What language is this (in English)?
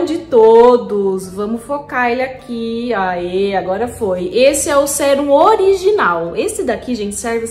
Portuguese